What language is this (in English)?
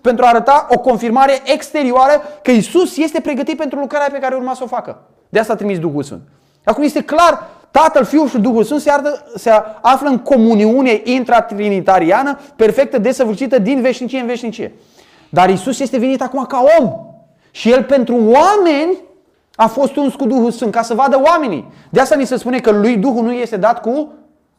Romanian